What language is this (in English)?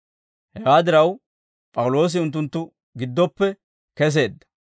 Dawro